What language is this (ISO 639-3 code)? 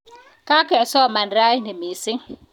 kln